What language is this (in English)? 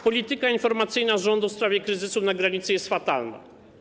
Polish